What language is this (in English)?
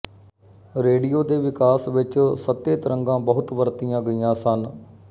Punjabi